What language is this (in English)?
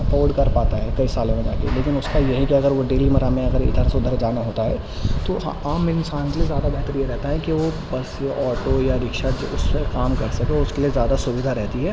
Urdu